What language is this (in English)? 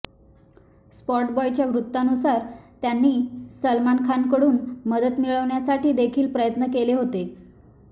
Marathi